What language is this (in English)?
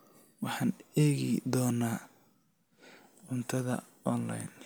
Somali